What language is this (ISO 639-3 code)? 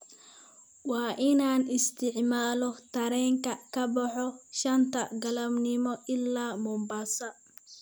som